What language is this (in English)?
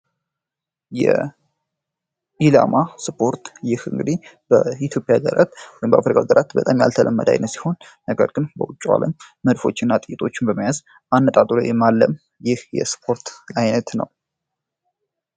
Amharic